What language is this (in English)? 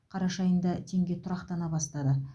Kazakh